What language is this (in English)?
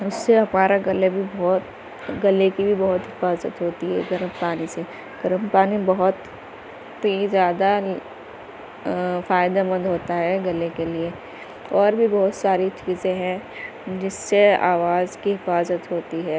Urdu